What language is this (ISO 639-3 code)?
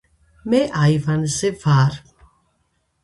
kat